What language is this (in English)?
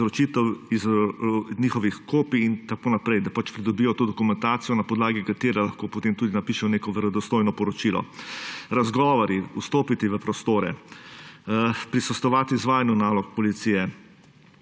Slovenian